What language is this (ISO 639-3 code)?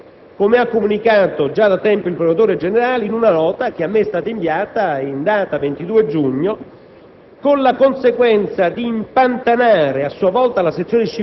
ita